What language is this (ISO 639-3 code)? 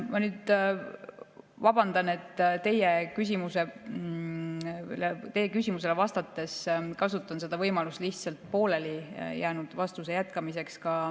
est